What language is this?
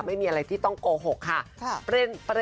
Thai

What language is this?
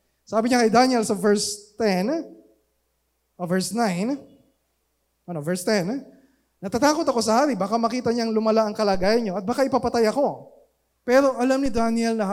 Filipino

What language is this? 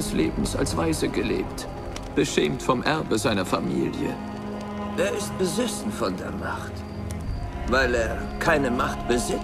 German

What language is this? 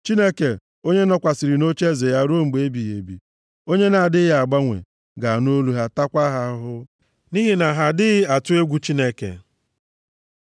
Igbo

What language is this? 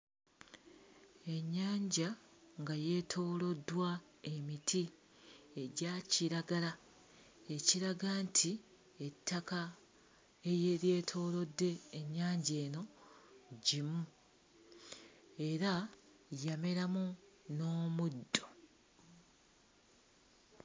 Ganda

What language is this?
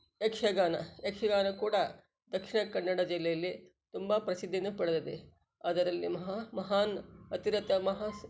Kannada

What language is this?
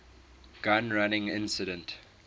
English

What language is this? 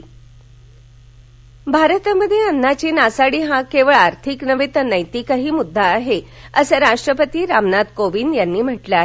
Marathi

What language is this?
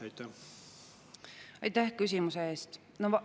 Estonian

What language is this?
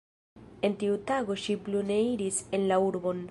Esperanto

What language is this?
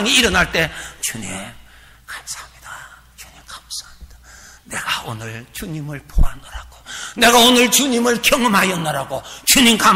Korean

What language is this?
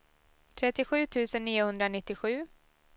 Swedish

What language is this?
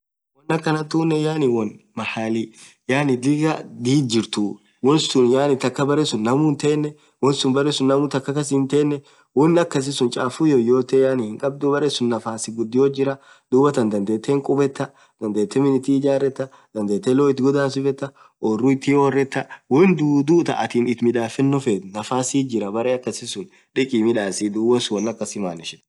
Orma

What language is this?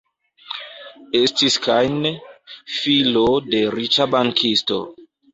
Esperanto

